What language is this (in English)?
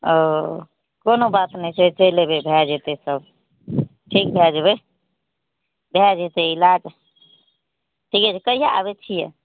Maithili